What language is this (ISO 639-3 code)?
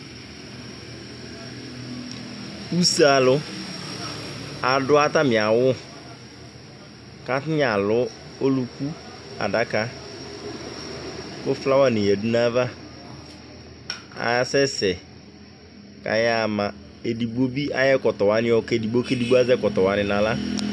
kpo